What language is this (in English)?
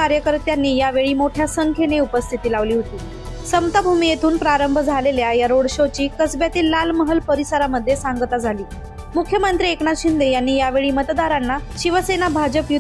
Arabic